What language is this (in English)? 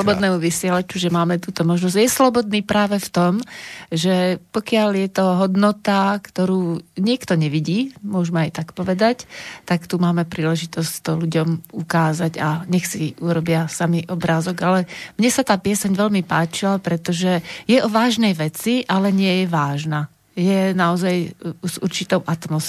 Slovak